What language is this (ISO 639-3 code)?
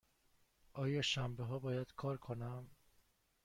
fas